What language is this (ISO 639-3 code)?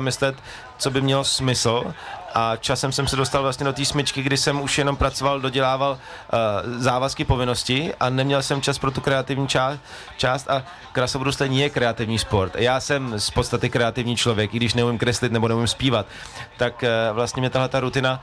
ces